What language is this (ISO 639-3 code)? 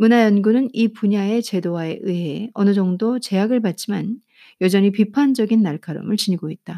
kor